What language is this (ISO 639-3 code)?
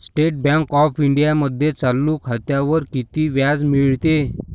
mar